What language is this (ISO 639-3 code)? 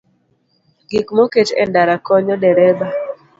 luo